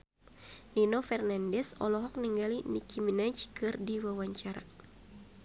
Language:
Sundanese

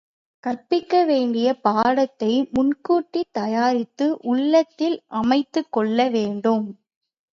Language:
Tamil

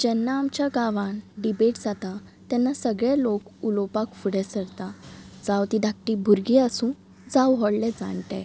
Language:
Konkani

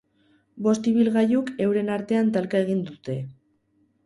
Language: Basque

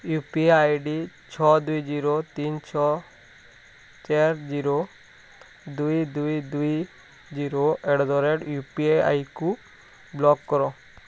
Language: Odia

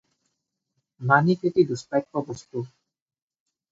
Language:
Assamese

